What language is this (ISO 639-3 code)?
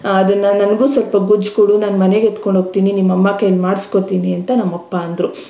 kan